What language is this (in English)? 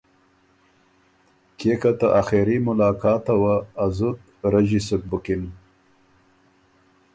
Ormuri